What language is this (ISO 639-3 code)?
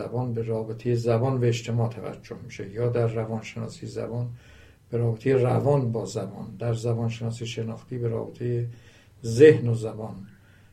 fas